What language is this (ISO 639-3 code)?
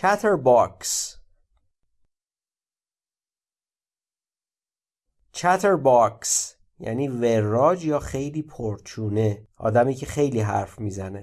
fas